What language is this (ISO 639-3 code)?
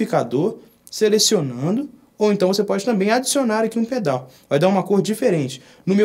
por